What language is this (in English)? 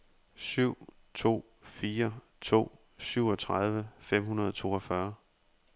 Danish